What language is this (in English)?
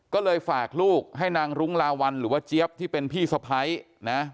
Thai